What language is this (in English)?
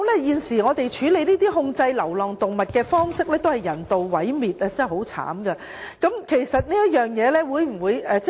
Cantonese